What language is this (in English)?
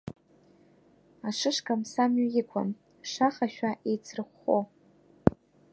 Abkhazian